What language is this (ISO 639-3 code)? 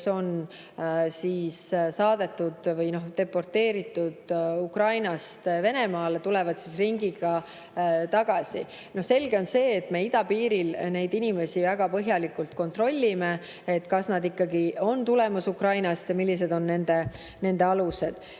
est